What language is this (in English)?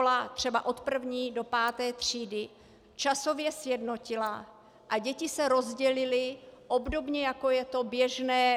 Czech